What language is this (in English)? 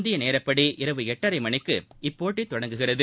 Tamil